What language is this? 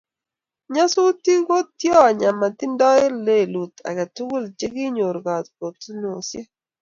Kalenjin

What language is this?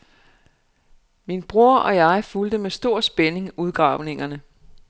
Danish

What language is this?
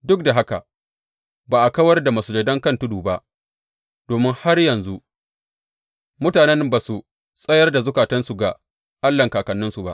Hausa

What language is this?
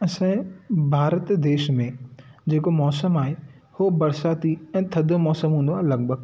Sindhi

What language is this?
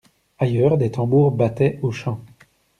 French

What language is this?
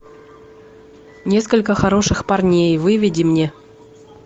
Russian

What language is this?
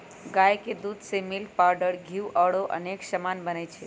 Magahi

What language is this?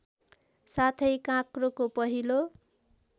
Nepali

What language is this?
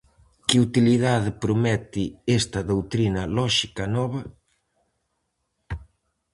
Galician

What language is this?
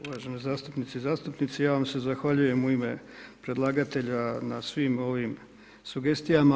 Croatian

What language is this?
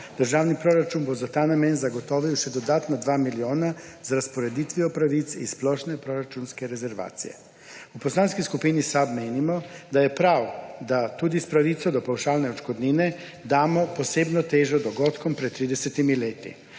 Slovenian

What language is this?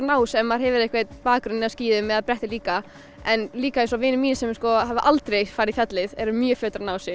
Icelandic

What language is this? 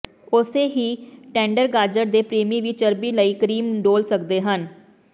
Punjabi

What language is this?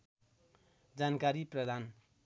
Nepali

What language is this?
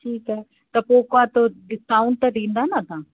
Sindhi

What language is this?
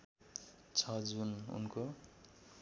Nepali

